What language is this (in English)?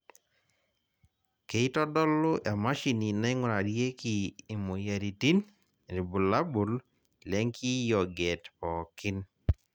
Masai